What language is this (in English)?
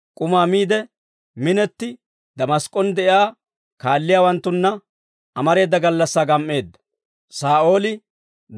Dawro